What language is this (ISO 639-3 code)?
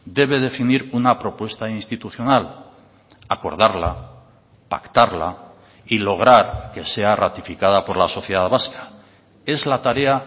spa